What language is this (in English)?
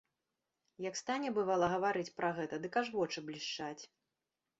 Belarusian